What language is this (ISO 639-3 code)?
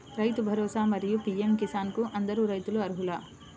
tel